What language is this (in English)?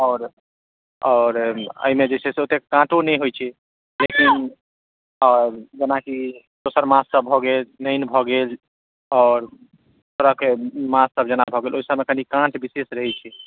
Maithili